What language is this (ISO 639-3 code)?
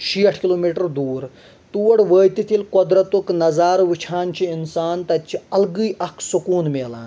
kas